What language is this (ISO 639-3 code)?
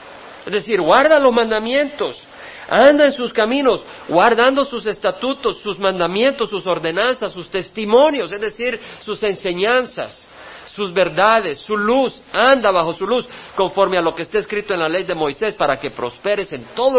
spa